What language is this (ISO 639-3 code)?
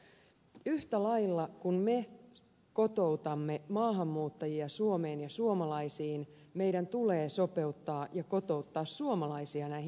fin